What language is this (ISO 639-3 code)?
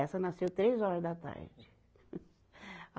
por